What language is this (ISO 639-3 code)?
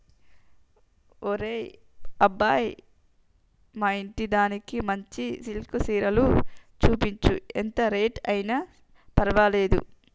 tel